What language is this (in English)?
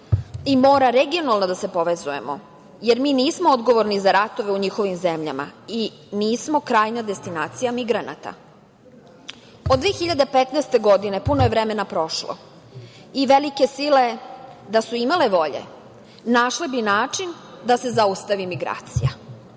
Serbian